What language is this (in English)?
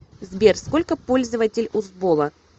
Russian